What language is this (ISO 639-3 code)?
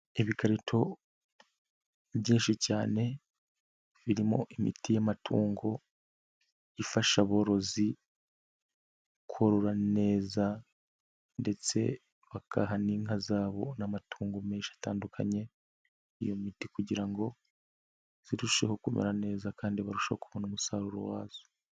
kin